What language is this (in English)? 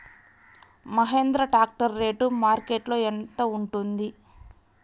Telugu